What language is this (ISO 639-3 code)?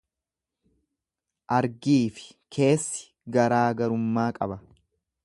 orm